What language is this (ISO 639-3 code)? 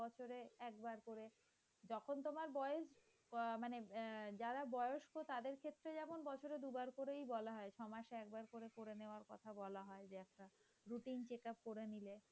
ben